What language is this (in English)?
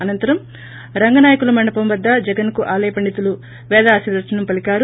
Telugu